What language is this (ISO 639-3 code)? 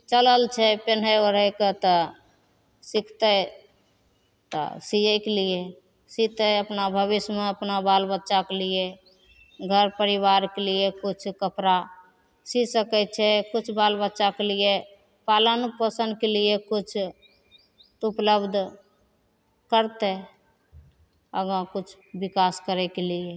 mai